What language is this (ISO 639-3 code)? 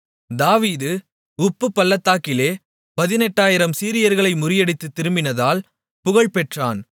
tam